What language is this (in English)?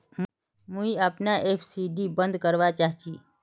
Magahi